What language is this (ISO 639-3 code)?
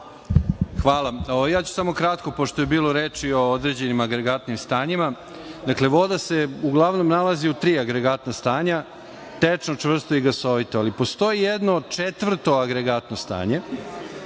srp